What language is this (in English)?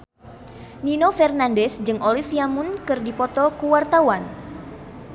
Sundanese